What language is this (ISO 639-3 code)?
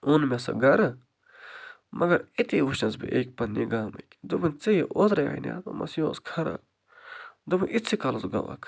kas